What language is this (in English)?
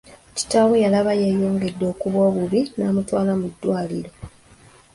Ganda